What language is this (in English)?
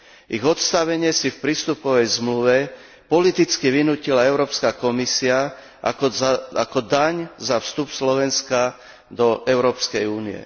Slovak